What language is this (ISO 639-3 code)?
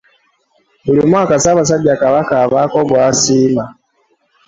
lug